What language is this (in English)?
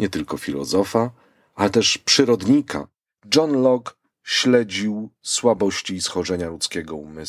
Polish